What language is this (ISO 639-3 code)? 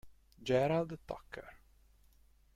ita